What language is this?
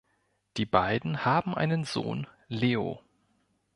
German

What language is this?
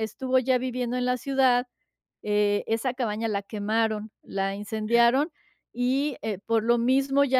Spanish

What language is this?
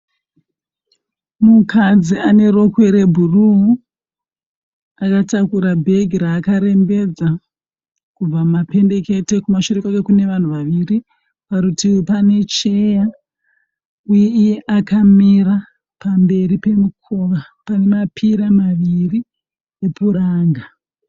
Shona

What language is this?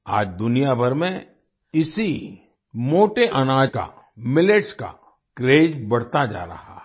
Hindi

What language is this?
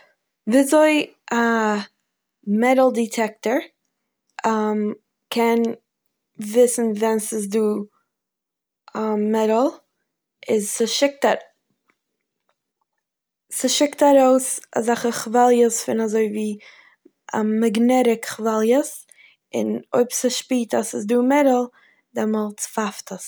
Yiddish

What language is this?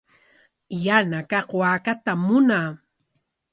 Corongo Ancash Quechua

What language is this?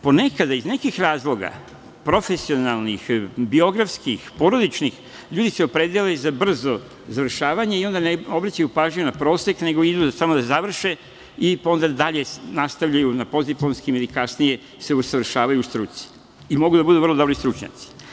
Serbian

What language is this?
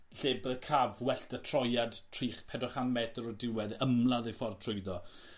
Welsh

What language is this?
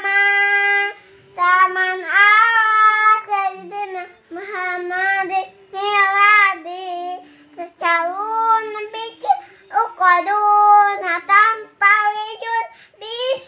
Indonesian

